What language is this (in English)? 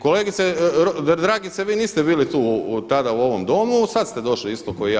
Croatian